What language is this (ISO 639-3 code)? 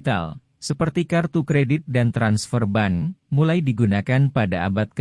ind